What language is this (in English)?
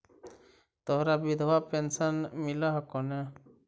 Magahi